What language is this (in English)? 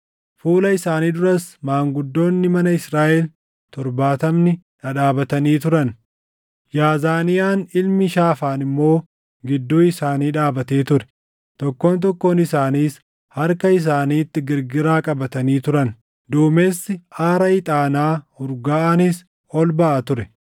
Oromo